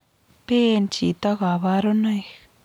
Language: Kalenjin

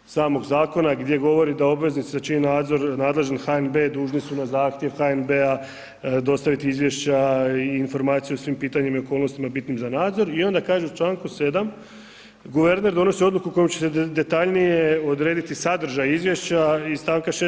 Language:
Croatian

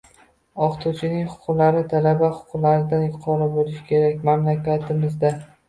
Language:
Uzbek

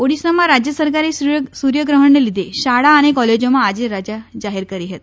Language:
Gujarati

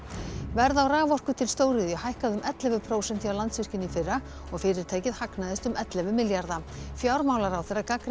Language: Icelandic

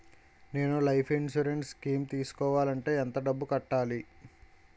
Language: Telugu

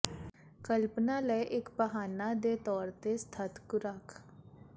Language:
Punjabi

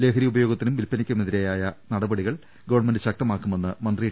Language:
Malayalam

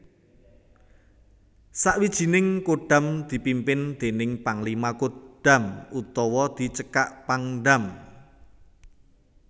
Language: Javanese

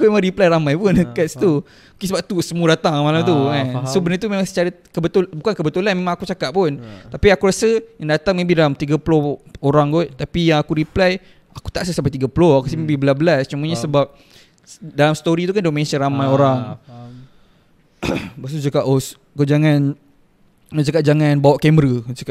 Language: Malay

